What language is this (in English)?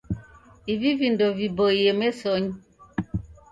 Taita